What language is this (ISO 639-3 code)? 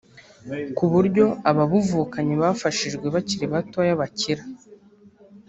kin